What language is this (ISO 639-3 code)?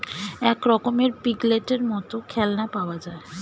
ben